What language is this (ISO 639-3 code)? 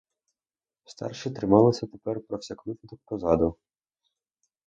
ukr